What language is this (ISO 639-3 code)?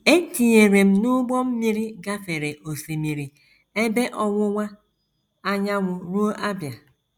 ibo